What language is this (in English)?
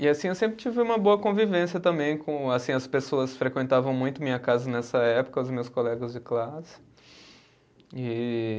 Portuguese